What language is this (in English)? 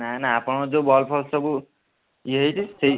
Odia